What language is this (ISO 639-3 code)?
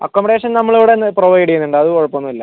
mal